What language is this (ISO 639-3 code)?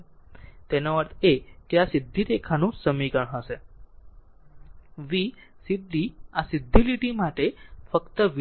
guj